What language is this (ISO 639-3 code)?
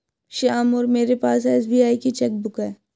hin